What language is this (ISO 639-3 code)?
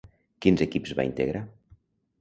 cat